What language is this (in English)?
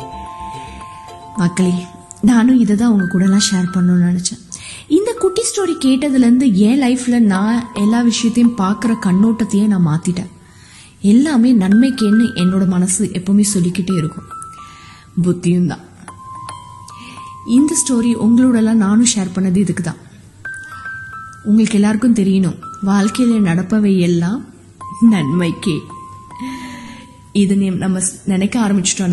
Tamil